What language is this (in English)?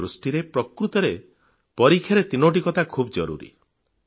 Odia